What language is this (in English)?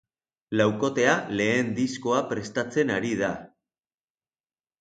Basque